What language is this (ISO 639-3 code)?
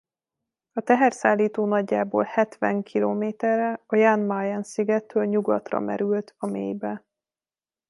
hun